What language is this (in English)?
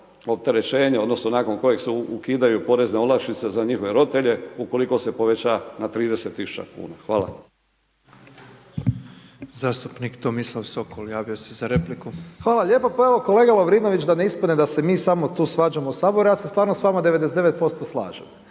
Croatian